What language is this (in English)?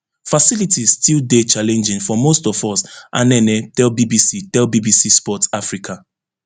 Nigerian Pidgin